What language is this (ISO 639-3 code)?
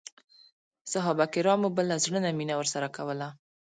pus